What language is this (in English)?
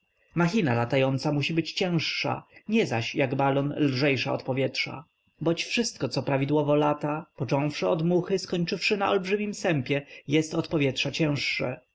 Polish